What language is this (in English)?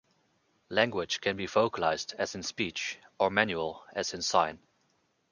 English